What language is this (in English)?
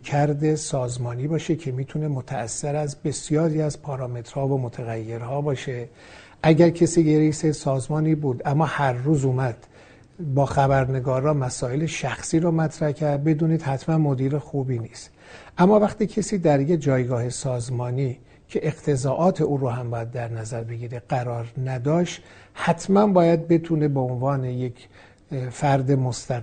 Persian